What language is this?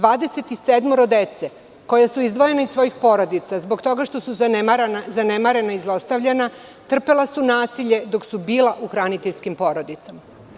Serbian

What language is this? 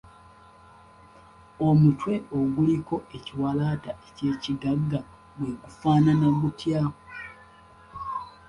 Ganda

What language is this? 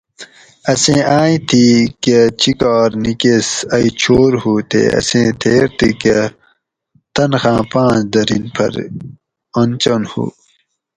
Gawri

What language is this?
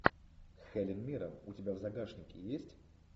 Russian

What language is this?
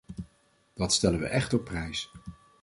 Dutch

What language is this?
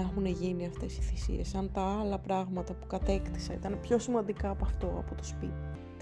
Greek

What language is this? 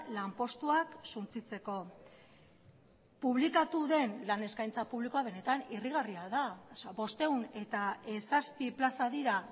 Basque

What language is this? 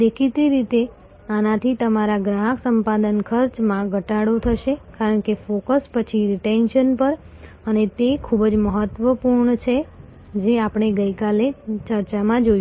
Gujarati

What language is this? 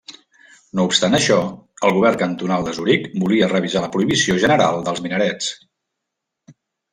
Catalan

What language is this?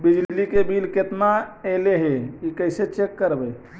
Magahi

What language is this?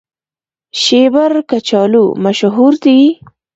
Pashto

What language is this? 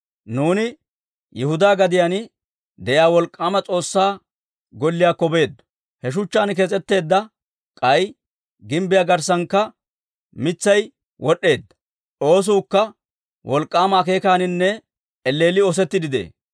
Dawro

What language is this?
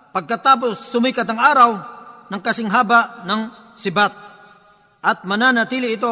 Filipino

